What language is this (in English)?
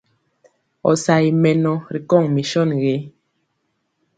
Mpiemo